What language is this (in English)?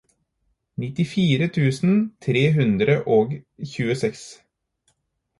Norwegian Bokmål